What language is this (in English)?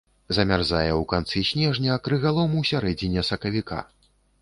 Belarusian